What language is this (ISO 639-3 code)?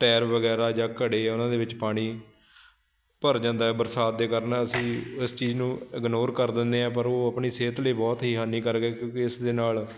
pan